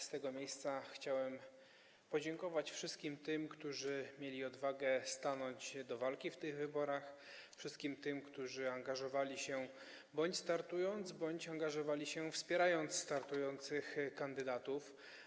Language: Polish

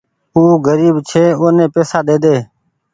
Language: Goaria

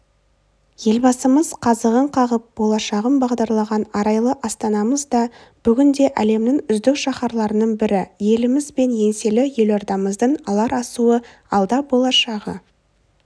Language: Kazakh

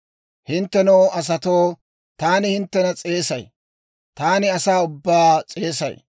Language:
Dawro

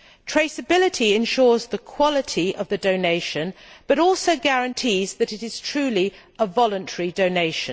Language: English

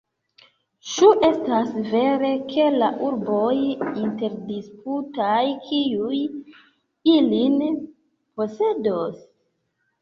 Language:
Esperanto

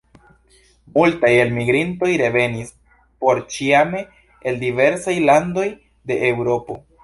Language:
Esperanto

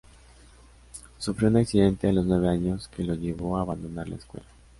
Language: Spanish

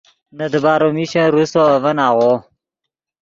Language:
Yidgha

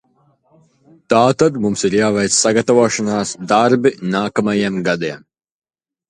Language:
Latvian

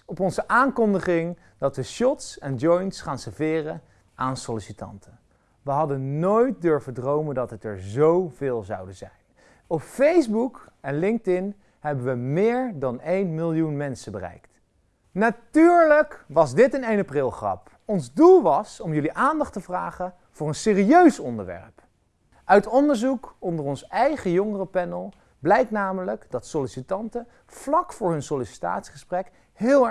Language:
Dutch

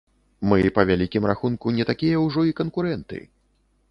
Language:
Belarusian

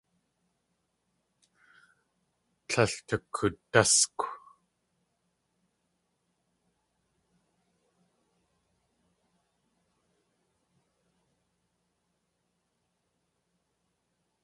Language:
Tlingit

